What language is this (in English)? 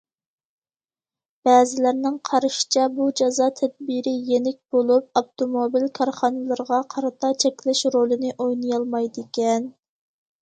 Uyghur